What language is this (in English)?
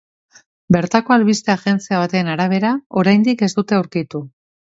Basque